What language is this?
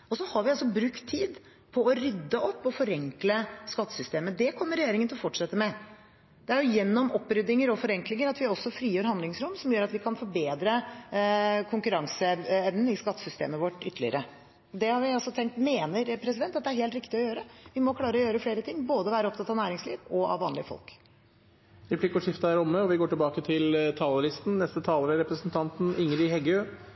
Norwegian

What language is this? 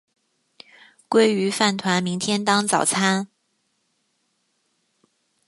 Chinese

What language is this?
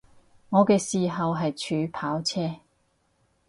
Cantonese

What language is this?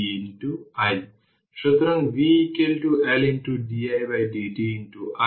Bangla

